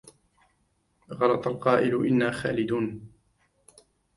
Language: Arabic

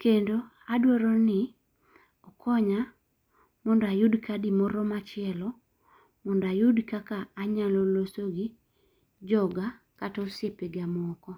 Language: Luo (Kenya and Tanzania)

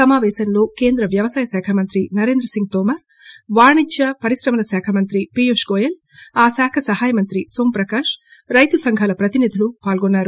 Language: Telugu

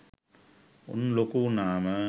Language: Sinhala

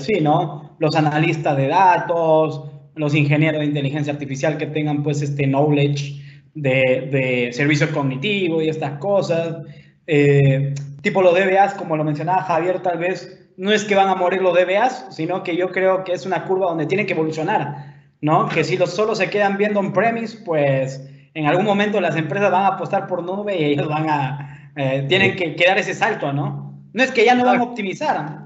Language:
Spanish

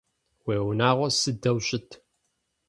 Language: Adyghe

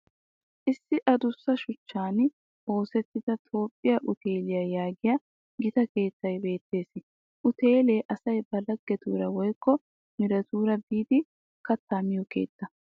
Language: Wolaytta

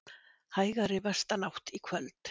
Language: Icelandic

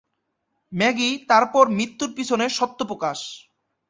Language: Bangla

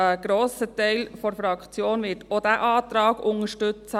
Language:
Swiss German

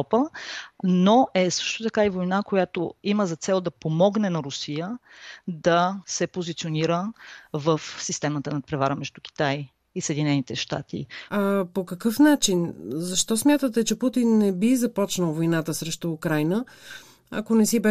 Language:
Bulgarian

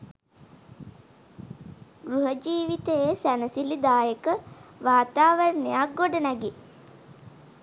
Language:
Sinhala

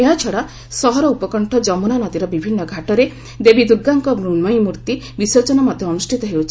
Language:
Odia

